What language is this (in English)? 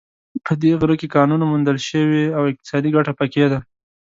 Pashto